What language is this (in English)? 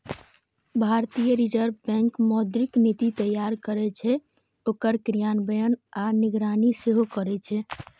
Maithili